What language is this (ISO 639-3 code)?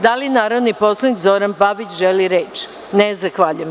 srp